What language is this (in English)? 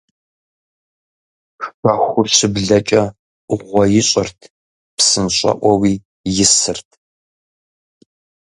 Kabardian